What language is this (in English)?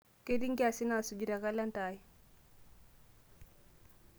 Masai